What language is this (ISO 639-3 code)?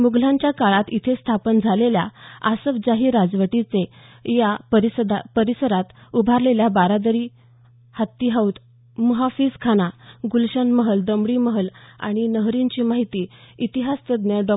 mar